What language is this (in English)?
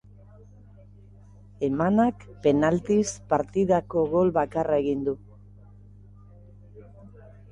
Basque